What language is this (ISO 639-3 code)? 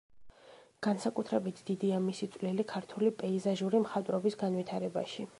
kat